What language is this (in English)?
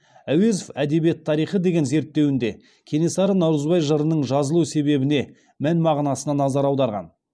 Kazakh